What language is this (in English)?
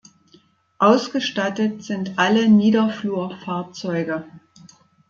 German